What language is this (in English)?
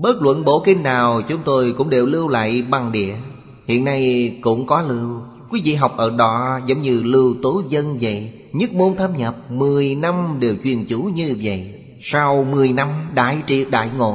Vietnamese